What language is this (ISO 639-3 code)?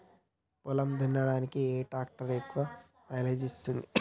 tel